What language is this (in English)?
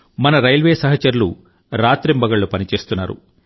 Telugu